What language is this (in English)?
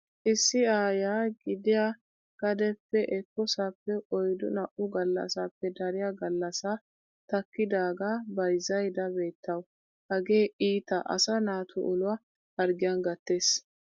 Wolaytta